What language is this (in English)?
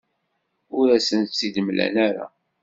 Kabyle